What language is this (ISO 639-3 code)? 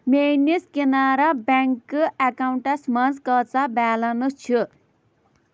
kas